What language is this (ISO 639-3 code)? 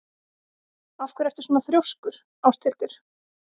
isl